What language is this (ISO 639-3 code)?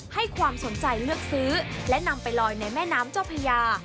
tha